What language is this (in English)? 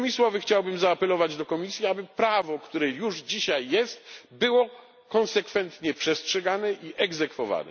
Polish